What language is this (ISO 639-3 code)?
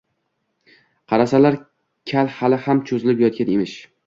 uzb